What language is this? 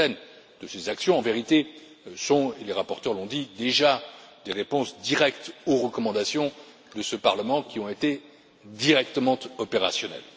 French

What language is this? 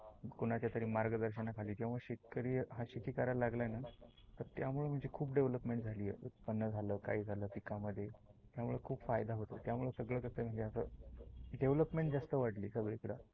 Marathi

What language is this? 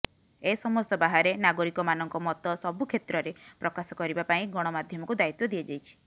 Odia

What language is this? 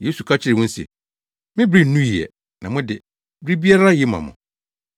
Akan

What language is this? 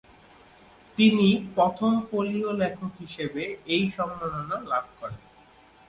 Bangla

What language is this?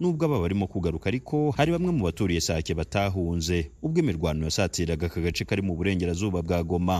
Swahili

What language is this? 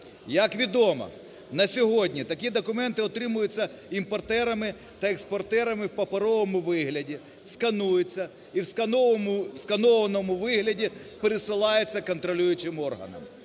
Ukrainian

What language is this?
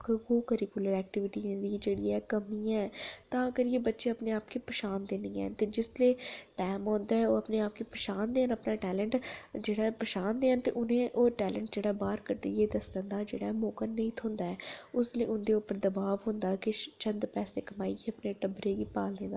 Dogri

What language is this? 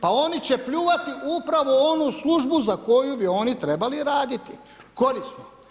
Croatian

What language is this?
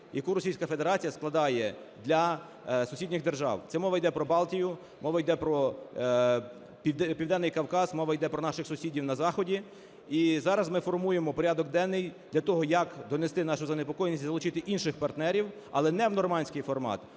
Ukrainian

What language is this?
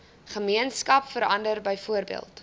Afrikaans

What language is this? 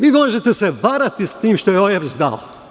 Serbian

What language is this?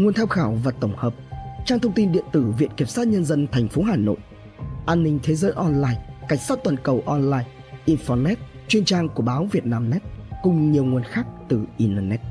Vietnamese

